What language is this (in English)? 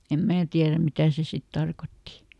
Finnish